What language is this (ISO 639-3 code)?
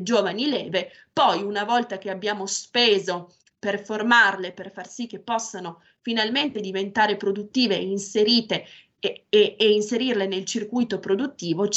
ita